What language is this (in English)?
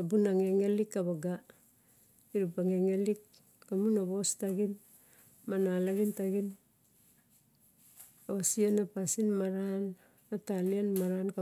Barok